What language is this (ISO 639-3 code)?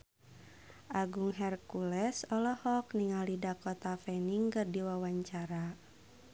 sun